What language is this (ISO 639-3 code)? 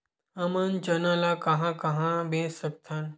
hne